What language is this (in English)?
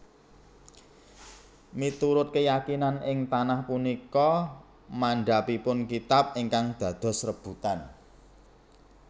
Javanese